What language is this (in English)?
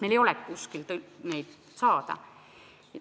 Estonian